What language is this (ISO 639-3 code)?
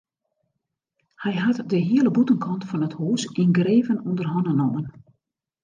fry